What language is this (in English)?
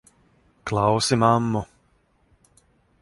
Latvian